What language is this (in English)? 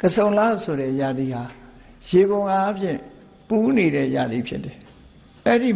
Vietnamese